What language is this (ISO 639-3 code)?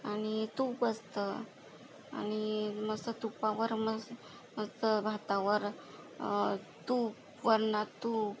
mar